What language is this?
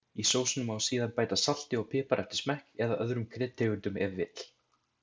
Icelandic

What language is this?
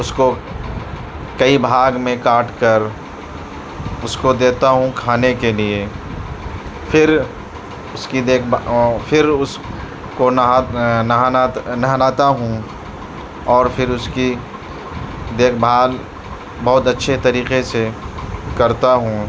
Urdu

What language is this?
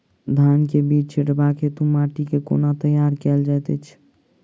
Maithili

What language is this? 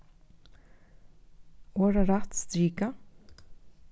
Faroese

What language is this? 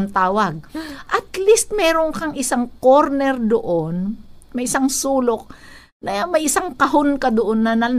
Filipino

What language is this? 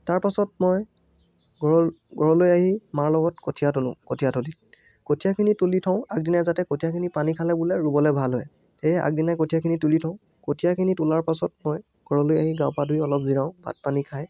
Assamese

